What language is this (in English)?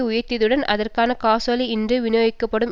Tamil